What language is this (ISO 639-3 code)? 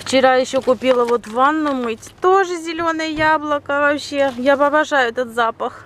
rus